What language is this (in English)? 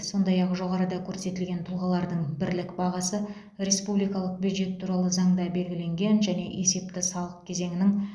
Kazakh